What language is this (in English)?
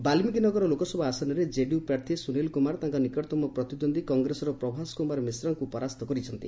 Odia